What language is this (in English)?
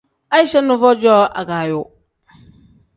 Tem